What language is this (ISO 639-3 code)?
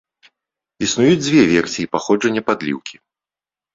bel